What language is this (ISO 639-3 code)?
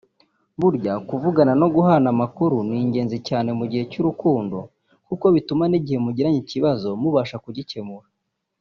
kin